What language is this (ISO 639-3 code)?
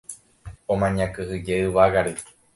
grn